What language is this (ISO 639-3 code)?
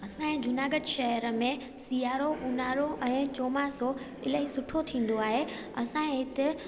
snd